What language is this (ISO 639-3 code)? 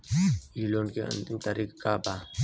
bho